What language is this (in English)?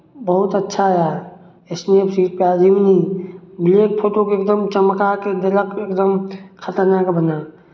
Maithili